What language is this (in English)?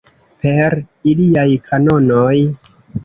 Esperanto